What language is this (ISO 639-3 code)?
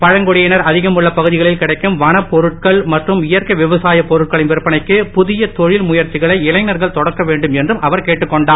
tam